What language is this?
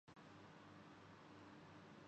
Urdu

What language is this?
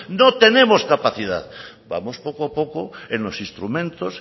Spanish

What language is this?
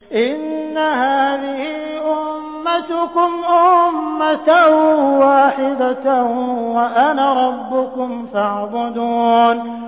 Arabic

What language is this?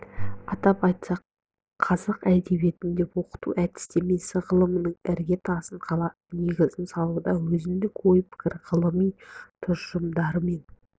Kazakh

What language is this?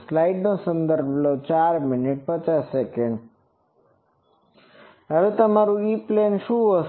Gujarati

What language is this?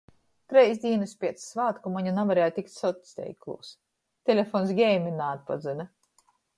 Latgalian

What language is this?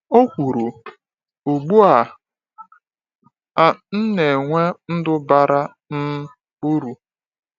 Igbo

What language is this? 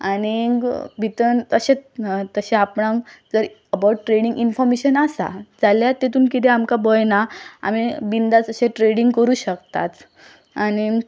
Konkani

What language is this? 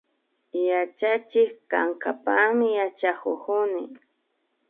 Imbabura Highland Quichua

